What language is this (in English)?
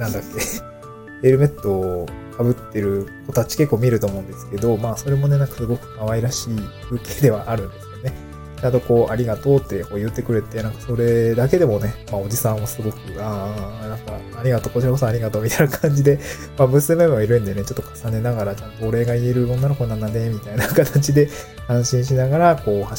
Japanese